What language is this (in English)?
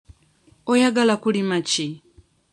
Ganda